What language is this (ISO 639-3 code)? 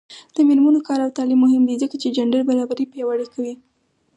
pus